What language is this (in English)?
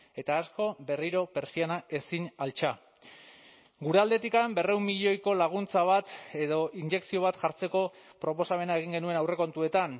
Basque